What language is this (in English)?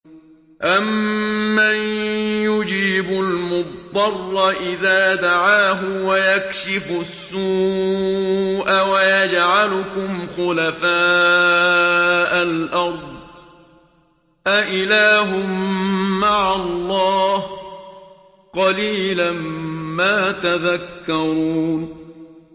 Arabic